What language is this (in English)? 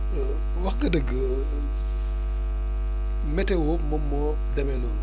Wolof